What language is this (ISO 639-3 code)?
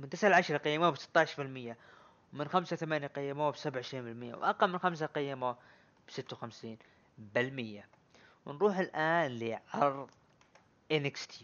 ara